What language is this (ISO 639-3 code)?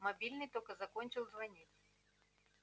rus